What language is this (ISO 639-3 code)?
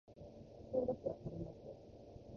jpn